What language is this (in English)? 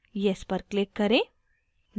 Hindi